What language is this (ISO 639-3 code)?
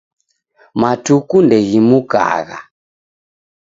dav